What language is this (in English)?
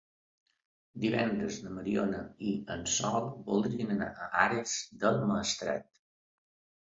Catalan